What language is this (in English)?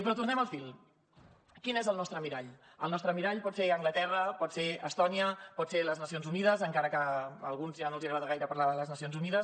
Catalan